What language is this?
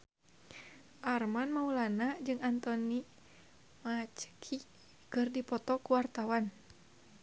Sundanese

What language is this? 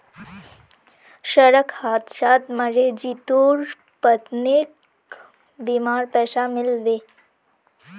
Magahi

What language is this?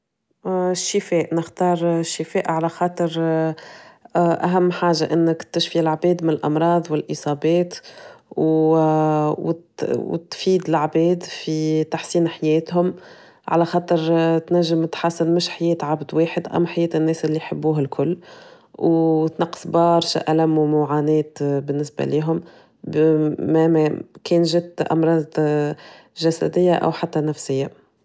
Tunisian Arabic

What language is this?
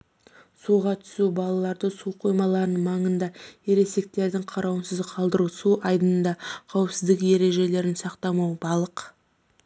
Kazakh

